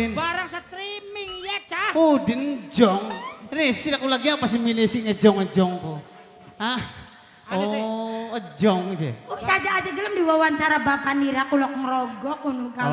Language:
Indonesian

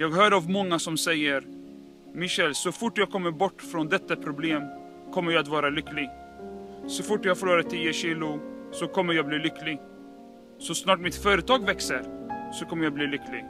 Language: Swedish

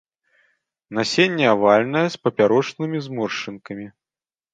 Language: Belarusian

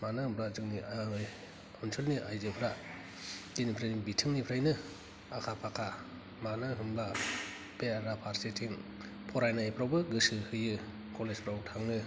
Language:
Bodo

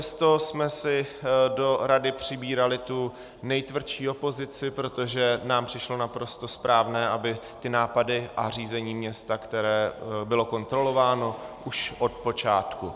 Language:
Czech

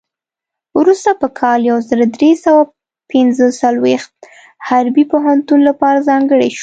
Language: Pashto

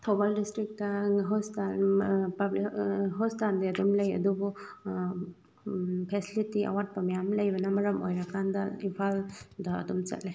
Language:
Manipuri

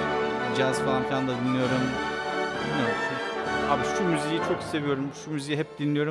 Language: Turkish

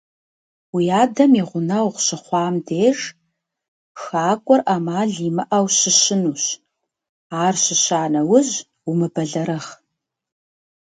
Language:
Kabardian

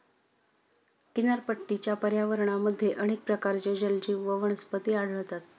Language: Marathi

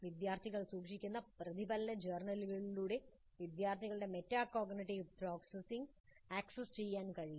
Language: Malayalam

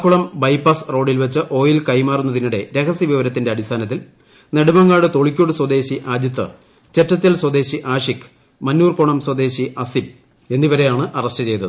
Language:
Malayalam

